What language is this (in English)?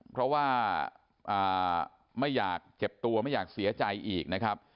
Thai